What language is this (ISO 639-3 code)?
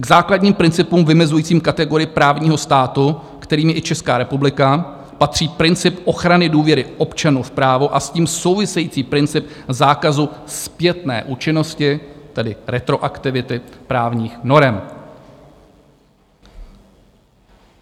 ces